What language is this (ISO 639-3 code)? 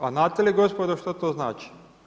hrv